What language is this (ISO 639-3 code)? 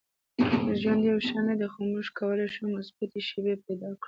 pus